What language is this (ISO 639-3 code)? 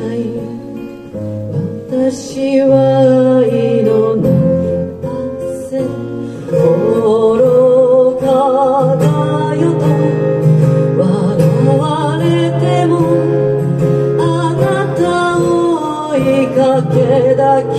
ron